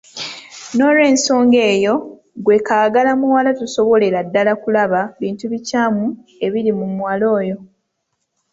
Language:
Ganda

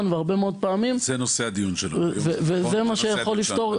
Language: Hebrew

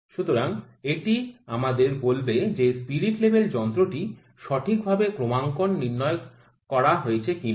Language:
Bangla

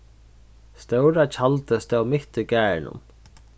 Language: Faroese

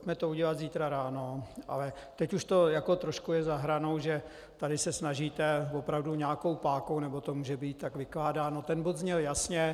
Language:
Czech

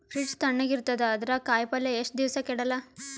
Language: Kannada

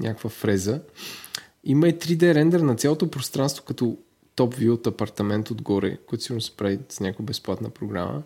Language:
Bulgarian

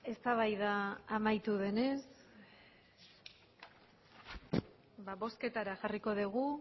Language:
Basque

